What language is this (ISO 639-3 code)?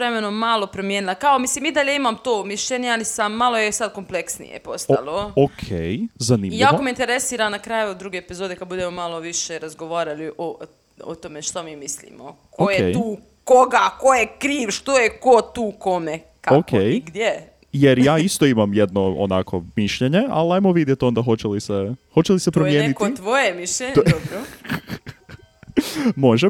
hrv